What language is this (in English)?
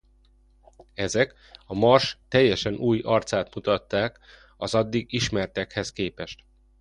Hungarian